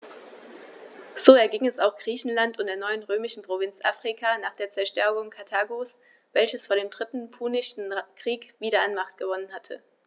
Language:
German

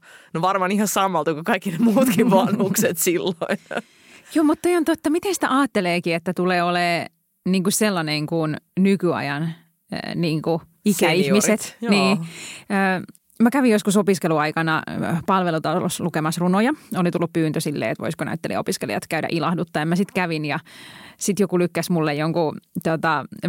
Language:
Finnish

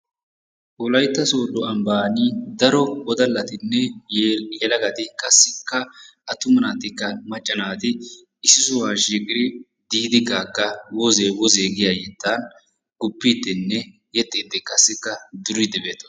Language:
Wolaytta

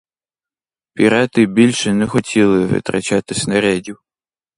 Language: Ukrainian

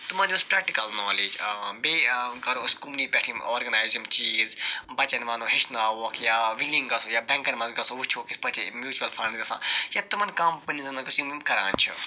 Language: Kashmiri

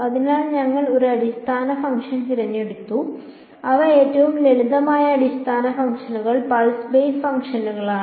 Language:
Malayalam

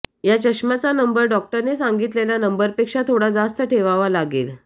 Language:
Marathi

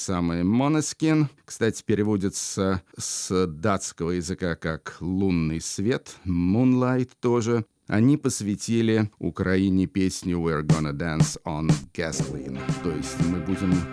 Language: Russian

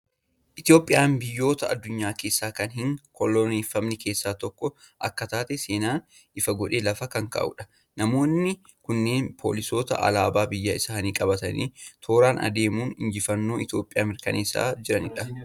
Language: Oromo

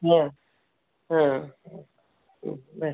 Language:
Kannada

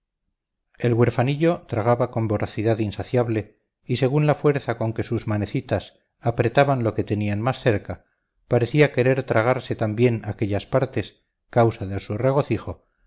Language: Spanish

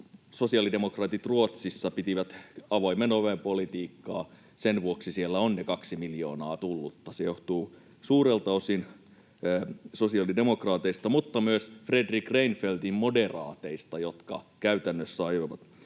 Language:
Finnish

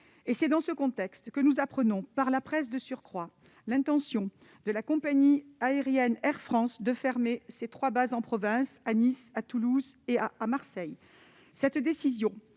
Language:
French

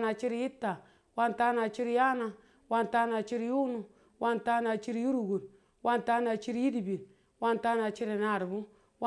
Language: Tula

